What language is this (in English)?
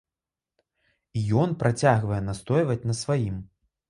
Belarusian